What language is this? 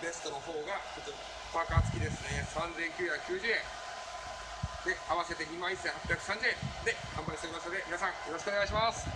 Japanese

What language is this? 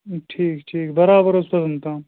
Kashmiri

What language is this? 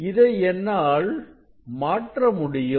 Tamil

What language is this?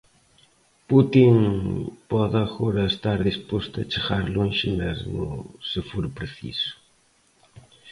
Galician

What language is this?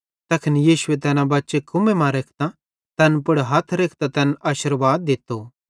Bhadrawahi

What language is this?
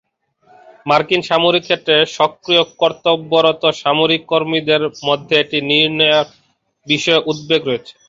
Bangla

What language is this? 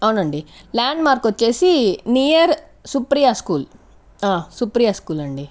Telugu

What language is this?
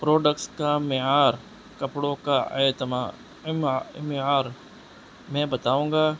Urdu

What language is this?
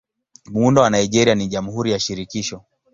Swahili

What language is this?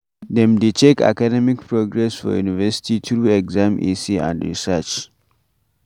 Nigerian Pidgin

